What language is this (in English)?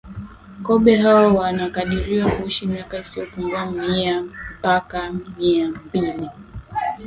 Swahili